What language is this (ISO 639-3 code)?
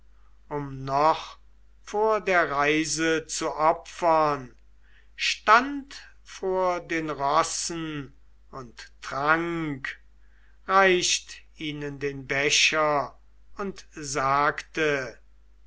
deu